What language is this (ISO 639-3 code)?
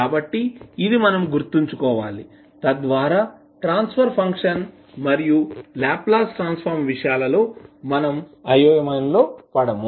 tel